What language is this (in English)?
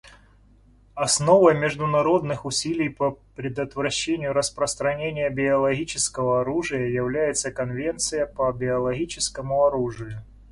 Russian